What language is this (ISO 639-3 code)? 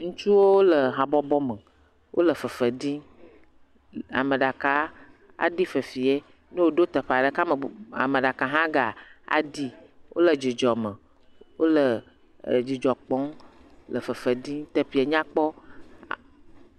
ewe